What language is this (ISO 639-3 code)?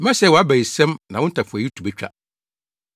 aka